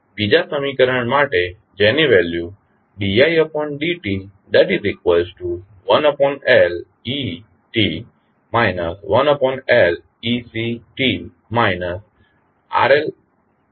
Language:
Gujarati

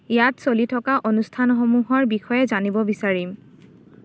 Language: Assamese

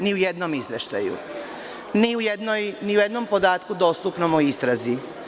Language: Serbian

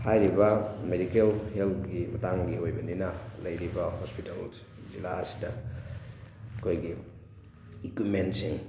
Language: Manipuri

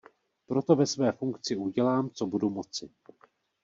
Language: Czech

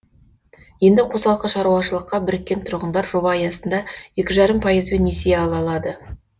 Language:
Kazakh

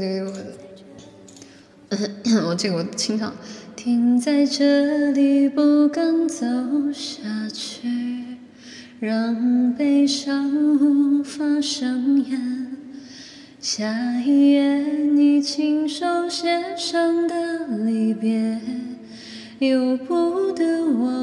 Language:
Chinese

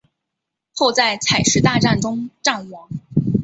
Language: Chinese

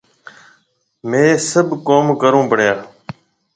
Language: Marwari (Pakistan)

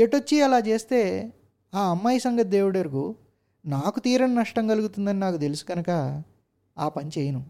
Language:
Telugu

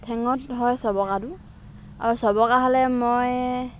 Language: Assamese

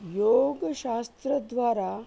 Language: Sanskrit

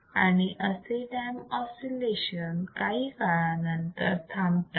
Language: Marathi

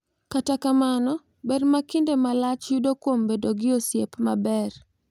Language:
Luo (Kenya and Tanzania)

